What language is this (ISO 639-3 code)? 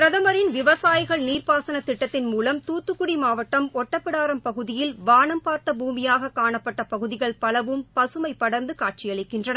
tam